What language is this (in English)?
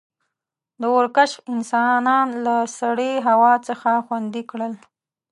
Pashto